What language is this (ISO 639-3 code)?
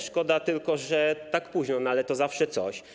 pol